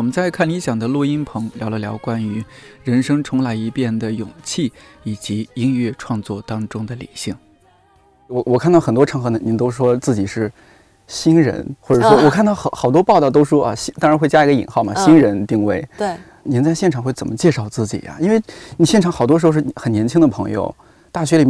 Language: Chinese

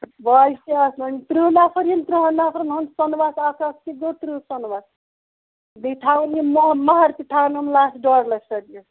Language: Kashmiri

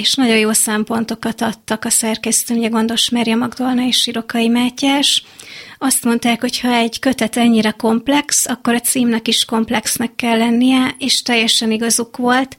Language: Hungarian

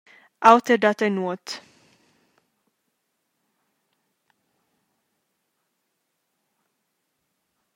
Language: Romansh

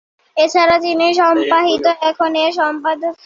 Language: Bangla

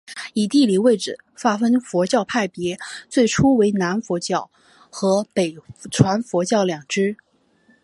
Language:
Chinese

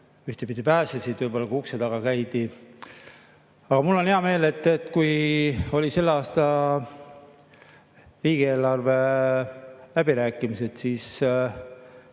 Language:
Estonian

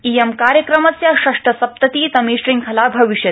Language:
Sanskrit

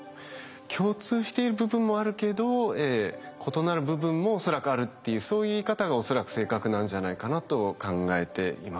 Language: Japanese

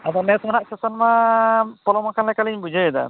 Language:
Santali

